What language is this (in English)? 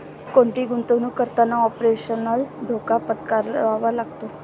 Marathi